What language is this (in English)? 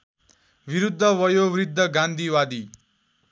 Nepali